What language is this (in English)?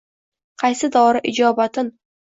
Uzbek